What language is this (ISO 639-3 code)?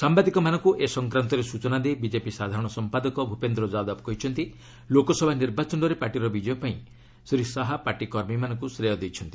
ori